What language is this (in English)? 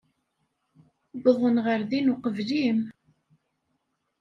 Kabyle